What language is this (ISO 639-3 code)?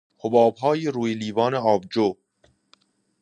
fas